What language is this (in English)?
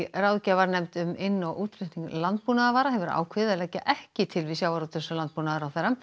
Icelandic